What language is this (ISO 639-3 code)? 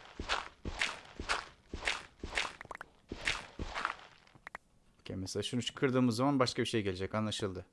tur